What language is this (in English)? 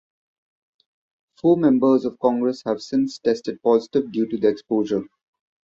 English